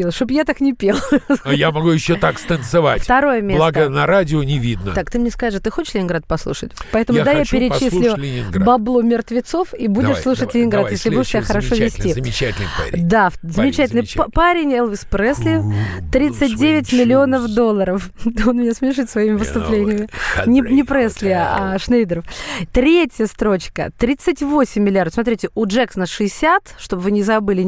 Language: Russian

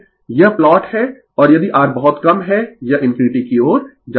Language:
Hindi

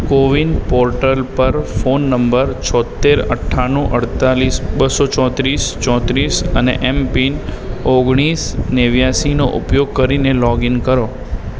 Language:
Gujarati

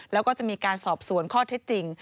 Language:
Thai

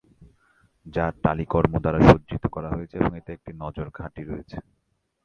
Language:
Bangla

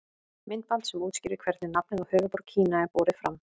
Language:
Icelandic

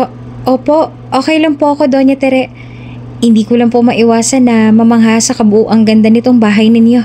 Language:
Filipino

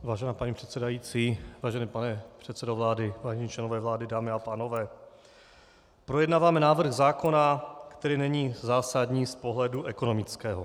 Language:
Czech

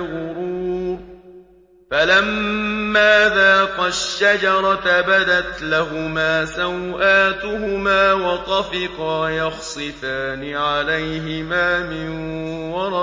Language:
Arabic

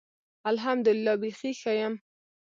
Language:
Pashto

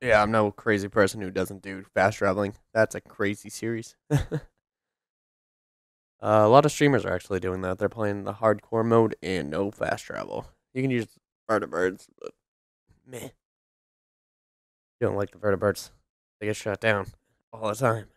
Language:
English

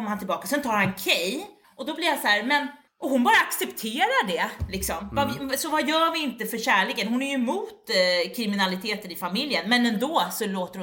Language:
Swedish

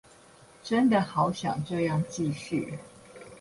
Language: Chinese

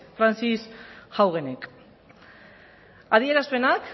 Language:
Basque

